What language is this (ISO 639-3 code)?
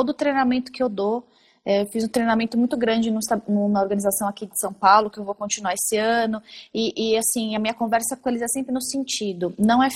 por